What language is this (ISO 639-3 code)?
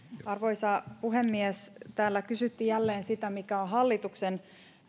fin